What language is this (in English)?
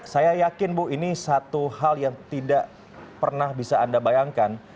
Indonesian